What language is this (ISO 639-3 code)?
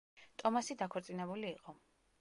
kat